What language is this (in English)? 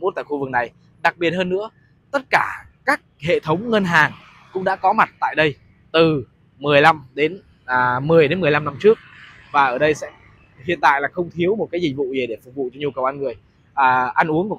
Vietnamese